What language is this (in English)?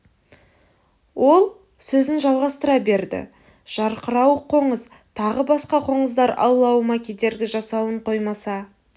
Kazakh